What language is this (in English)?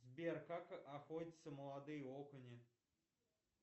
Russian